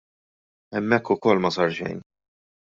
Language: Maltese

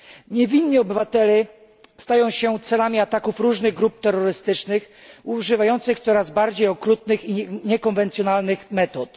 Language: Polish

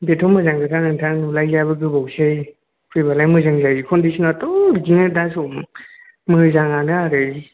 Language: Bodo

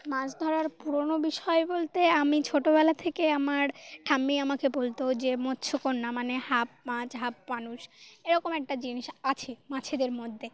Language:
Bangla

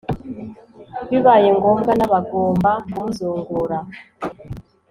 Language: Kinyarwanda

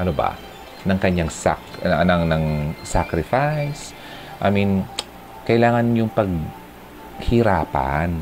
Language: Filipino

